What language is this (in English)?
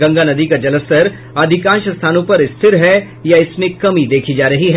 Hindi